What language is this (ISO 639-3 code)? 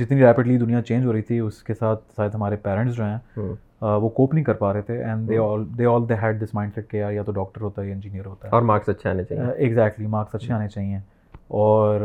urd